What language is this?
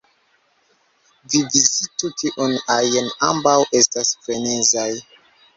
Esperanto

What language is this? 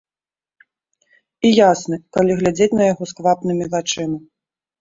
Belarusian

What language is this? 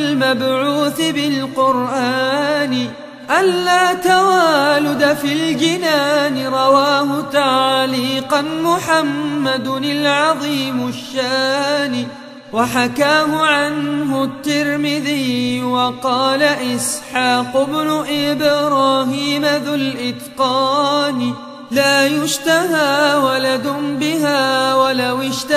Arabic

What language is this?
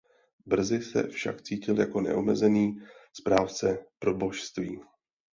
Czech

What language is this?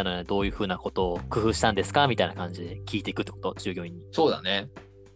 Japanese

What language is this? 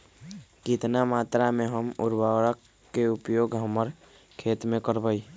Magahi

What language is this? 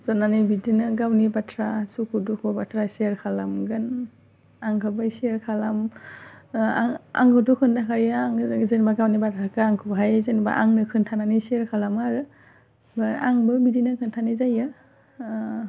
Bodo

